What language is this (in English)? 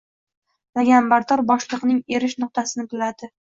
Uzbek